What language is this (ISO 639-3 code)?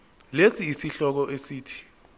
zul